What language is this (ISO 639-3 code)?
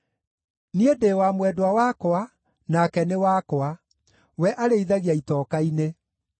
kik